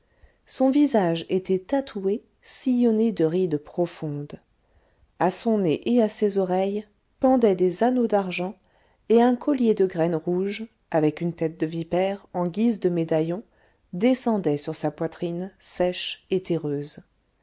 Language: French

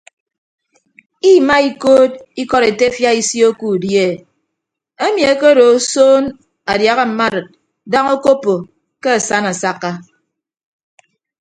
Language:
Ibibio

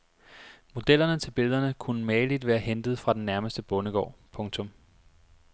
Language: Danish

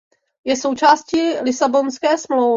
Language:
Czech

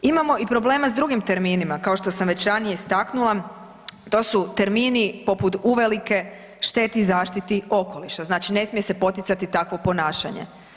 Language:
Croatian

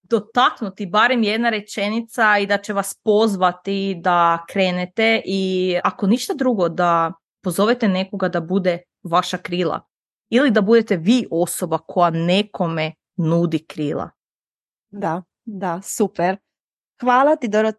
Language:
Croatian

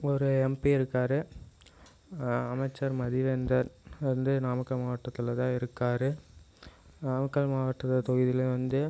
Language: Tamil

